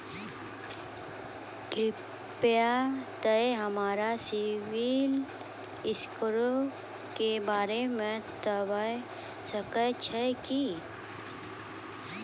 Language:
Maithili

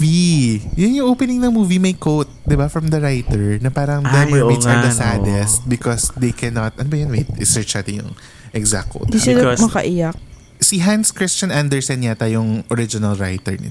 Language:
Filipino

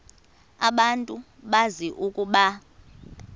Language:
Xhosa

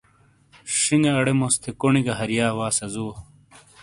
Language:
Shina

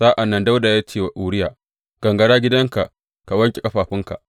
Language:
Hausa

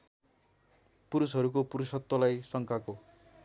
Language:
Nepali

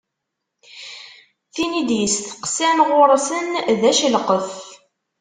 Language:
Kabyle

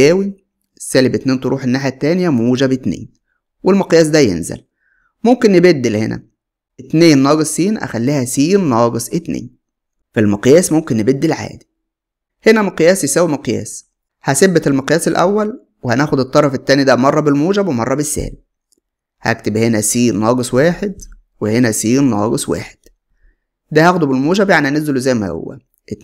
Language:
Arabic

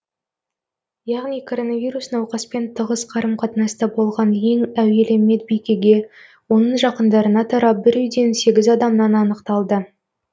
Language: Kazakh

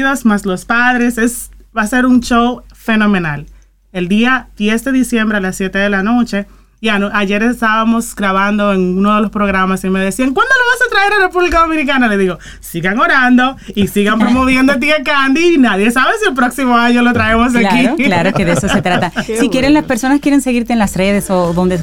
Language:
Spanish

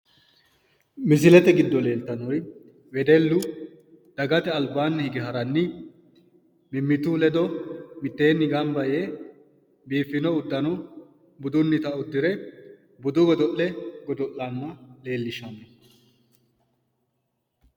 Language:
Sidamo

